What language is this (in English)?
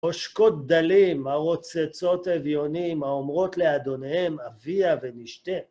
Hebrew